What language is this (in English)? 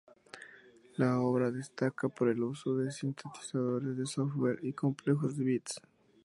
Spanish